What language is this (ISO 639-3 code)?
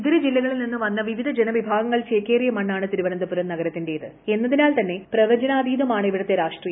mal